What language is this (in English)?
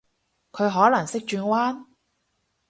Cantonese